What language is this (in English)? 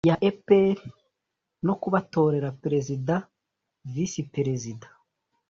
Kinyarwanda